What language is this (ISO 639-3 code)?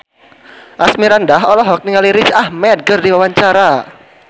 sun